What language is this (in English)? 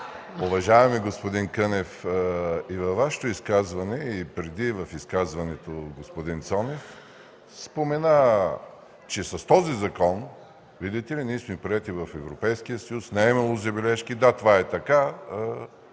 Bulgarian